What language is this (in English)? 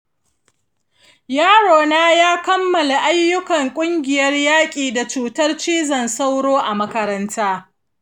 Hausa